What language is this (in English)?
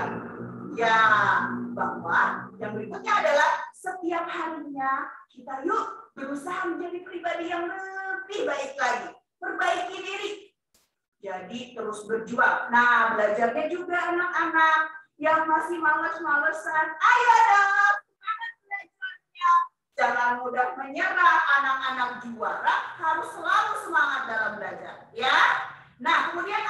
Indonesian